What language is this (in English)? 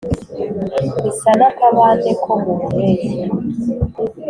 Kinyarwanda